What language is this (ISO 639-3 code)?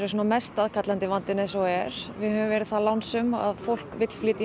isl